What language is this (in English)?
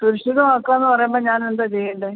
Malayalam